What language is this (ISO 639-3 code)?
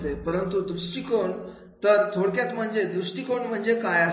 mar